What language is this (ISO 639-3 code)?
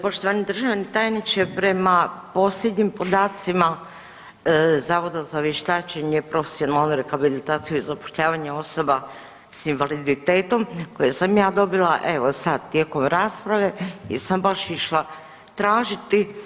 hrv